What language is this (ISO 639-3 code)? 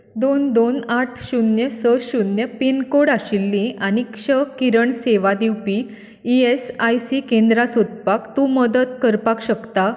kok